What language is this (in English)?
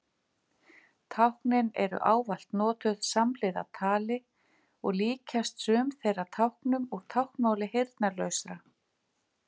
Icelandic